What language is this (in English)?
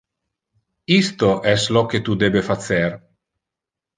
Interlingua